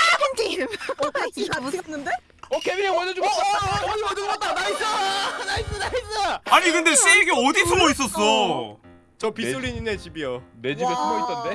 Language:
Korean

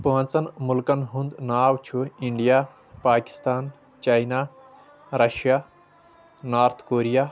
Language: Kashmiri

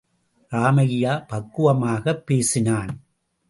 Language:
Tamil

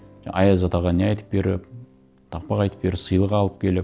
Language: Kazakh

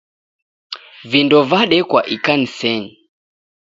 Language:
Taita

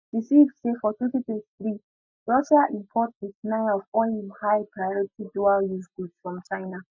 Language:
Nigerian Pidgin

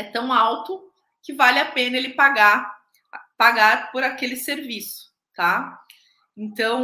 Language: Portuguese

